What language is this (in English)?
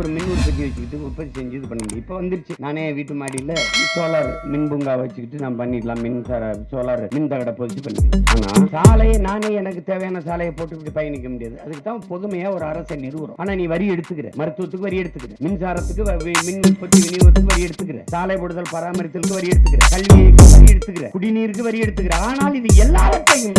Tamil